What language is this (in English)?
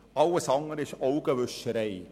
Swiss German